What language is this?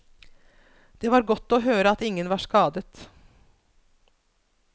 Norwegian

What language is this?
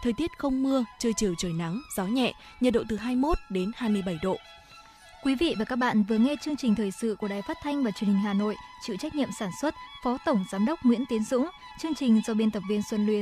Vietnamese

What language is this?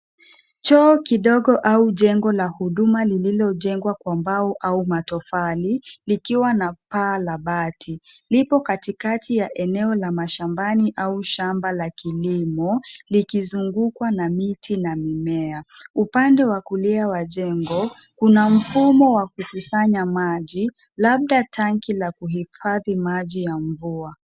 Swahili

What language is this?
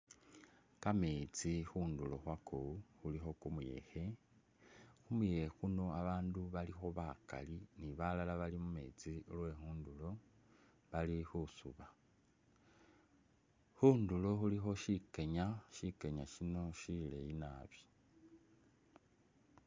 Masaaba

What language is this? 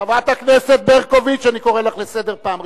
Hebrew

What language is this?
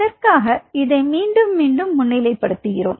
Tamil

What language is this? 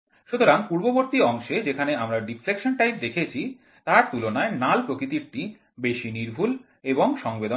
Bangla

